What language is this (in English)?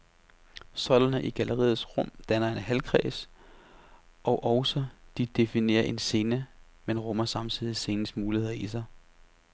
Danish